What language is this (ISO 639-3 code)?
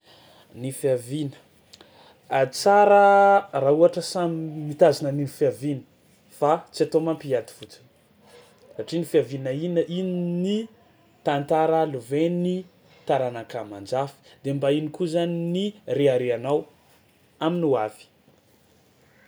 xmw